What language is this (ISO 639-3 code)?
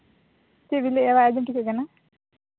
sat